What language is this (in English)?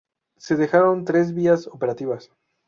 Spanish